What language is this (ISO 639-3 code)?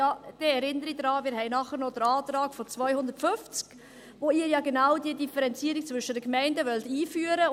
gsw